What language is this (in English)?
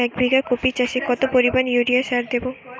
Bangla